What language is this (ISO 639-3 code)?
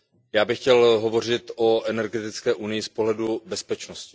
ces